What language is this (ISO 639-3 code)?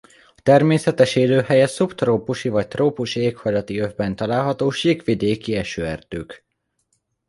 hun